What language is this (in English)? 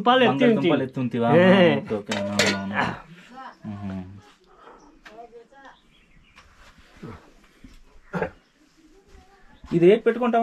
Telugu